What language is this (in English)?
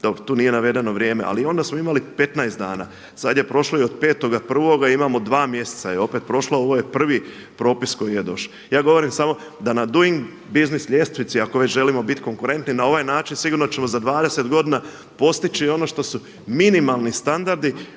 Croatian